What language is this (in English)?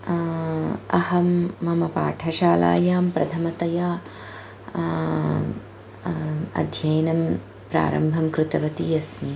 Sanskrit